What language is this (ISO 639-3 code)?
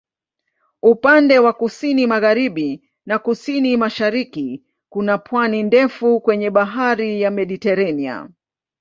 swa